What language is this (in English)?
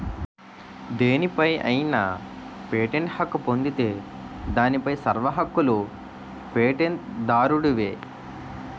Telugu